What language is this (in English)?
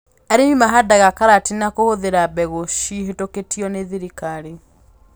Kikuyu